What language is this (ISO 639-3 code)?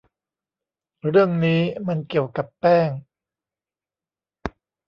tha